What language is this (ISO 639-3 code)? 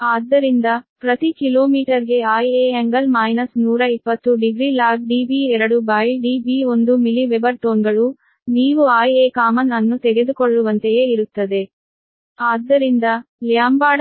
kan